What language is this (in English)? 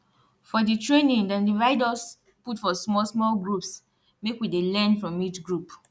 Nigerian Pidgin